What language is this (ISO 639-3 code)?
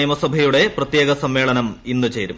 mal